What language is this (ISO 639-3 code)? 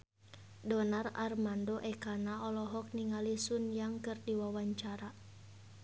sun